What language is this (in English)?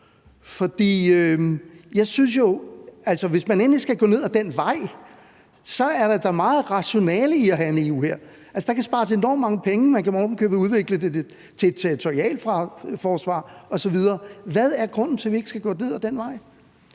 Danish